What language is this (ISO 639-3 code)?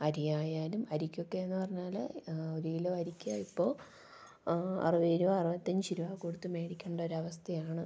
mal